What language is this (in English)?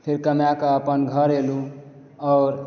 Maithili